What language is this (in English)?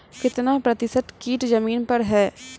Maithili